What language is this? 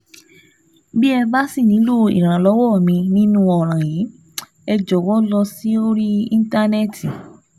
Yoruba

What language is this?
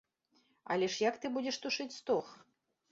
Belarusian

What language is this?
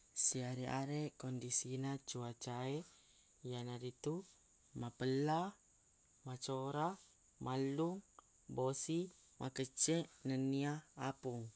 Buginese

